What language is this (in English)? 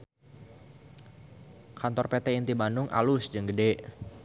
Sundanese